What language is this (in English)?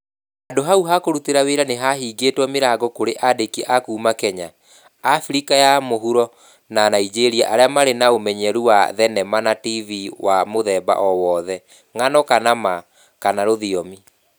Kikuyu